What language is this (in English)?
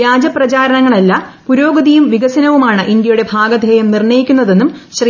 Malayalam